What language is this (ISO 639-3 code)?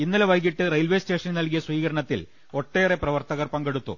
mal